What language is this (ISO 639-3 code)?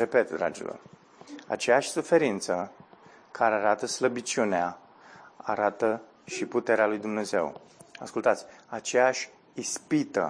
ron